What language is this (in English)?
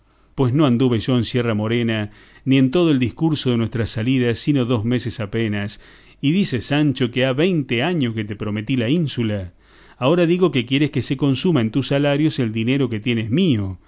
Spanish